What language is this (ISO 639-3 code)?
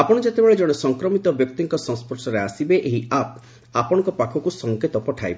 ori